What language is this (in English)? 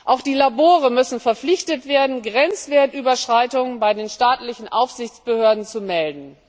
German